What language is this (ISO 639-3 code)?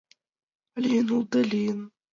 chm